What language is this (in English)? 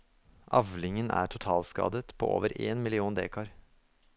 Norwegian